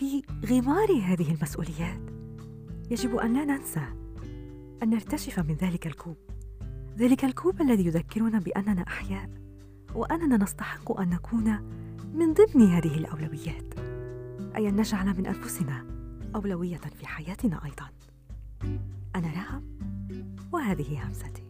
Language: Arabic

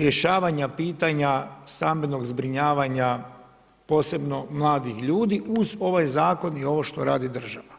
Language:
Croatian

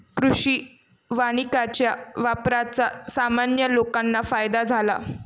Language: Marathi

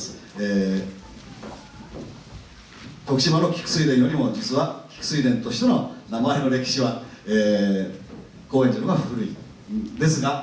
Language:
Japanese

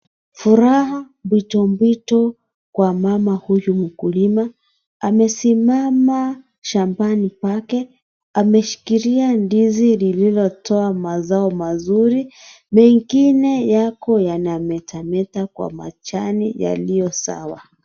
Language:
Swahili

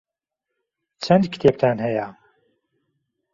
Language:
Central Kurdish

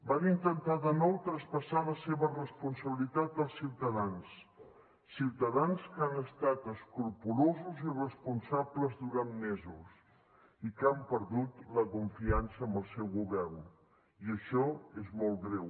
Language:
Catalan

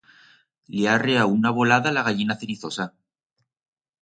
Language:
Aragonese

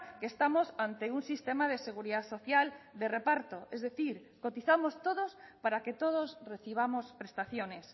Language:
Spanish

